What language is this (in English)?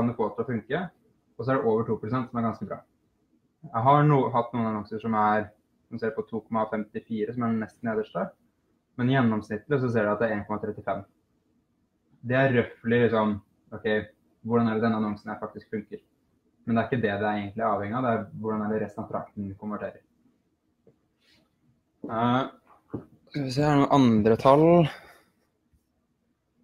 Norwegian